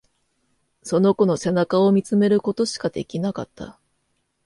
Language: Japanese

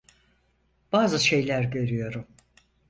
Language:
Turkish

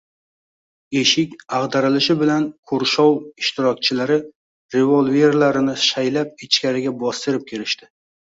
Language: Uzbek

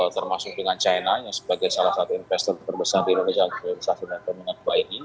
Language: Indonesian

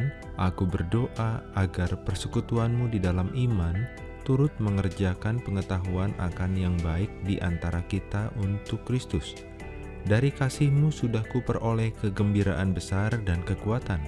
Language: Indonesian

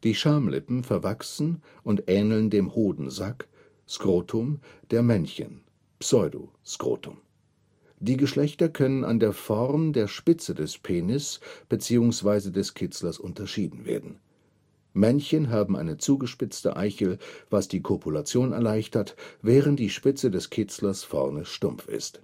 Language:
German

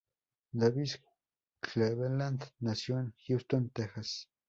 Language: Spanish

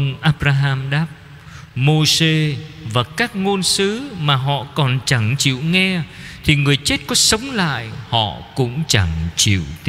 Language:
Vietnamese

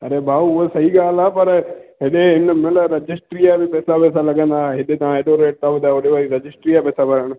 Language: Sindhi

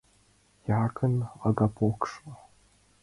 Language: Mari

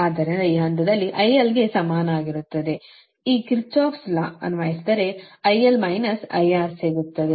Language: Kannada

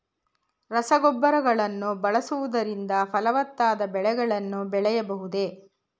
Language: Kannada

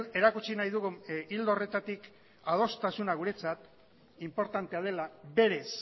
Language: Basque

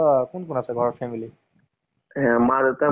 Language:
Assamese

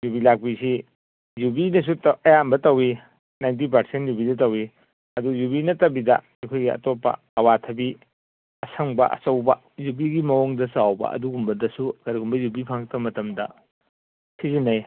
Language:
Manipuri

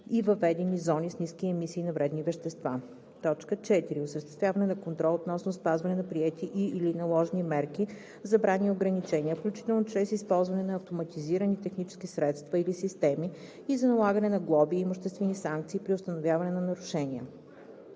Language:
Bulgarian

